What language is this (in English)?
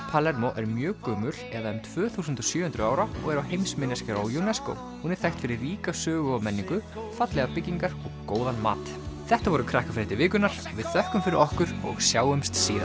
Icelandic